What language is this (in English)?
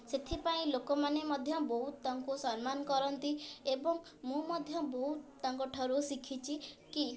Odia